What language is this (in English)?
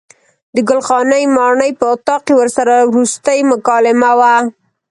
Pashto